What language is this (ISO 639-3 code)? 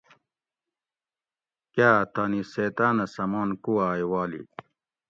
gwc